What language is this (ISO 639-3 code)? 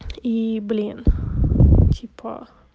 rus